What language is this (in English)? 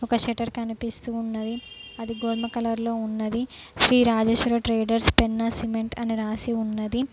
Telugu